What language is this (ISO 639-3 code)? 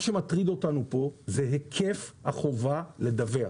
heb